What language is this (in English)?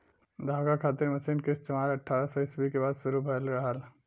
Bhojpuri